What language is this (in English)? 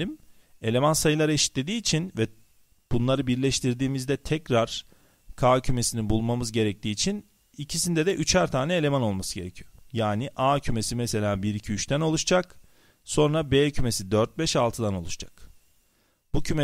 Turkish